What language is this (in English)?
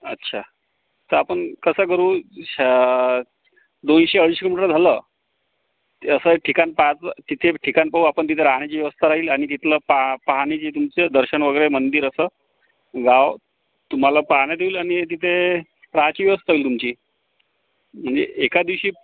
Marathi